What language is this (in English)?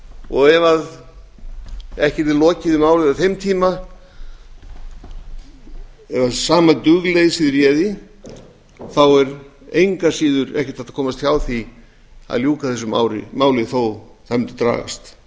Icelandic